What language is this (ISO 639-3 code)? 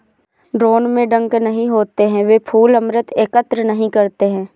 hin